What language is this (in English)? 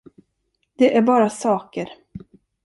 Swedish